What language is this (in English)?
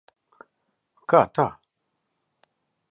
Latvian